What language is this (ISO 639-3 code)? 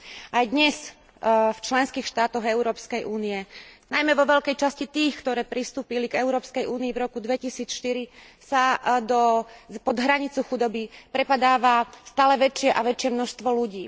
slk